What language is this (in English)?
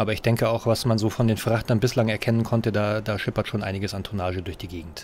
German